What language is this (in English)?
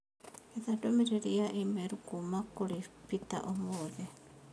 Kikuyu